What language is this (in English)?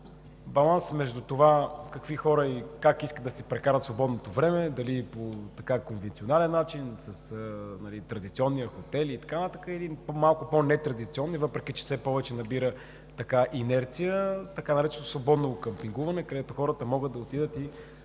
Bulgarian